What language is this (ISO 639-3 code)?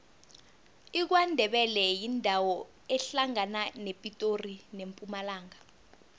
nbl